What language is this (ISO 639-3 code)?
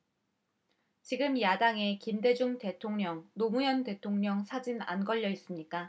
kor